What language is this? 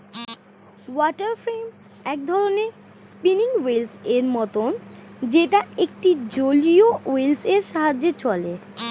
Bangla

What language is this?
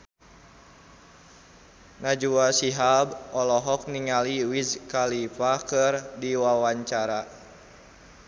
Sundanese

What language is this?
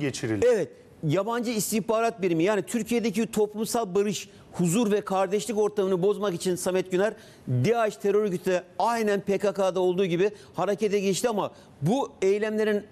Turkish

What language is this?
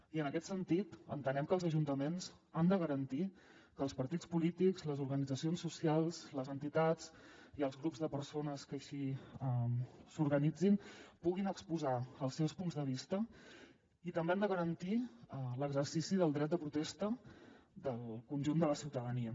Catalan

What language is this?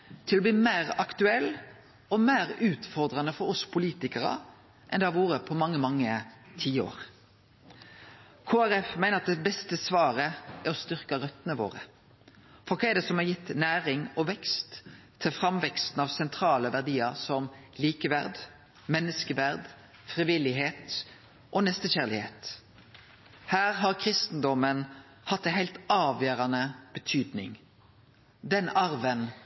Norwegian Nynorsk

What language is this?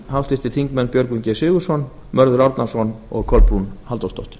Icelandic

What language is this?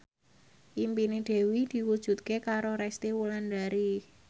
Javanese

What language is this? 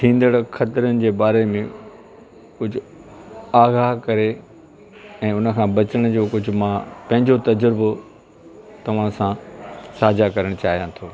Sindhi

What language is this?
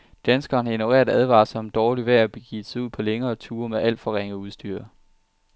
Danish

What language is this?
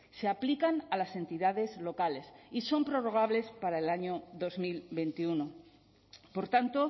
Spanish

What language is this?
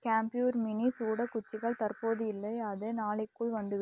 Tamil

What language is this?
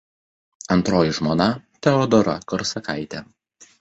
Lithuanian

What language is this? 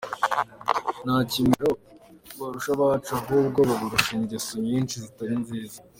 Kinyarwanda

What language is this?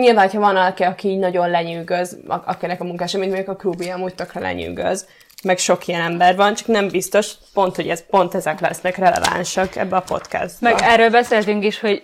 Hungarian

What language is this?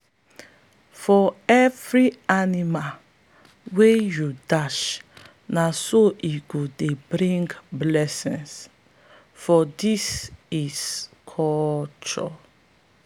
Nigerian Pidgin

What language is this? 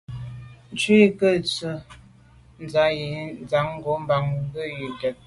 Medumba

